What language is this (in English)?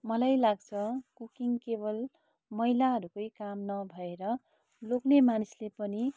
Nepali